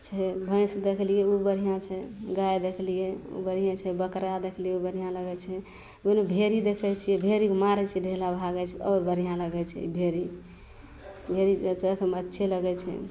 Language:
Maithili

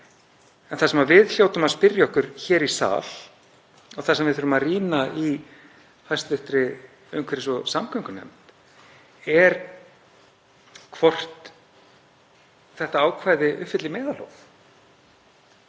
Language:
Icelandic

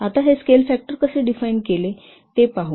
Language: Marathi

